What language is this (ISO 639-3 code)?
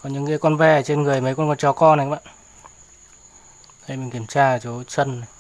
vie